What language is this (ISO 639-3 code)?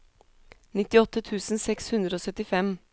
nor